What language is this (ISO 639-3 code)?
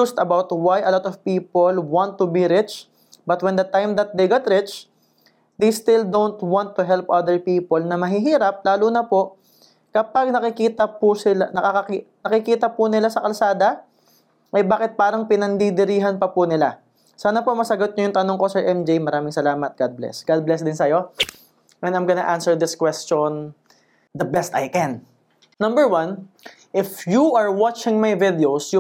fil